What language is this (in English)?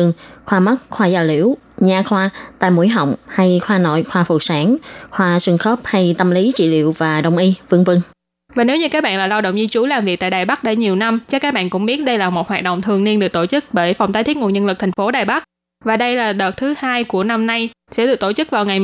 Vietnamese